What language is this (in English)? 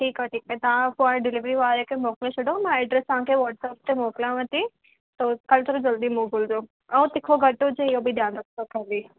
Sindhi